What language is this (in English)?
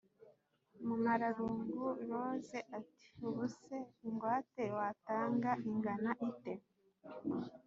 Kinyarwanda